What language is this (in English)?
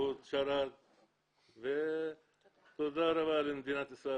Hebrew